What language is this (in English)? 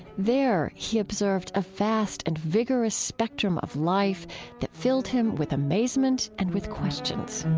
English